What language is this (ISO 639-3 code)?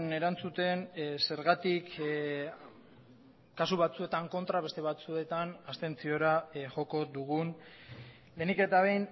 eus